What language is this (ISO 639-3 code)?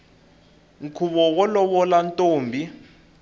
tso